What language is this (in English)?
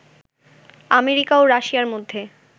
Bangla